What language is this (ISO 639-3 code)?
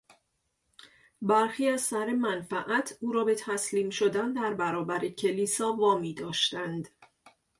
fas